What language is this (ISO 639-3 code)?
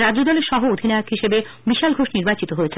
ben